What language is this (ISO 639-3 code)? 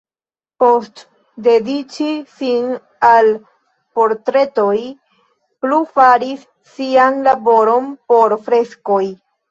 epo